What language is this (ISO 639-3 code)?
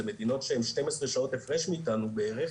heb